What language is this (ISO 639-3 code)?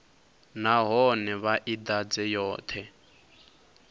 ven